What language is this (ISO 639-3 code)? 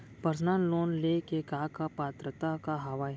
hne